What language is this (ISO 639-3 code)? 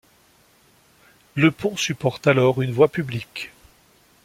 fra